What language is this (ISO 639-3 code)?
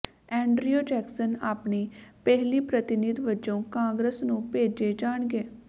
pan